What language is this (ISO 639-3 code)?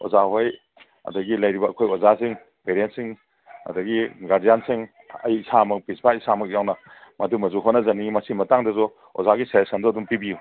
mni